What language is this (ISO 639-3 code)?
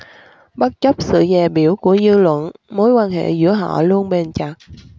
vie